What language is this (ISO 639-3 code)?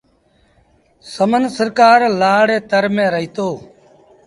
sbn